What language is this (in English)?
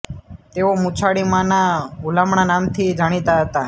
Gujarati